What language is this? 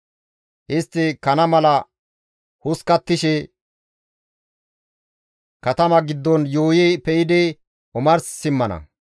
Gamo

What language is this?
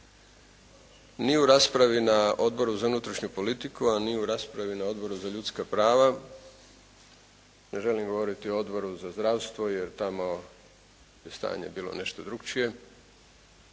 Croatian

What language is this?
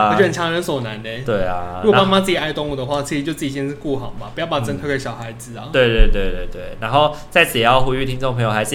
Chinese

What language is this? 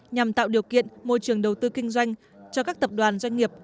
Vietnamese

